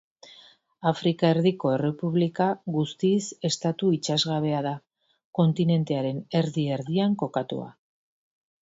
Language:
Basque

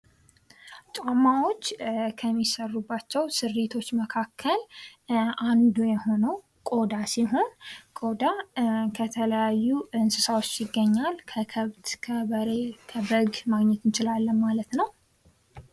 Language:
Amharic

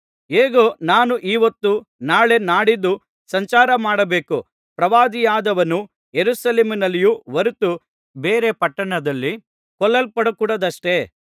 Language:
Kannada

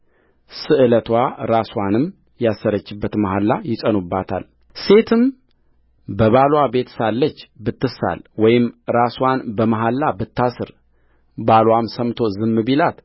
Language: Amharic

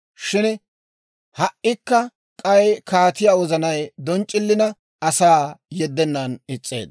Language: Dawro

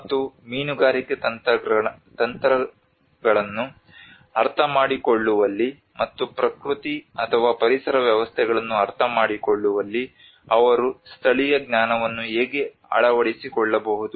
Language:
Kannada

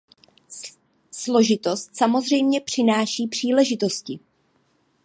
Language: Czech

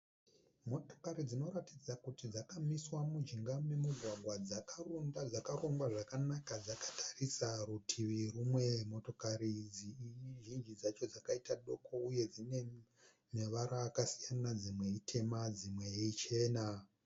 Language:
Shona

